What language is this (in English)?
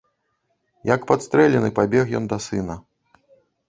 Belarusian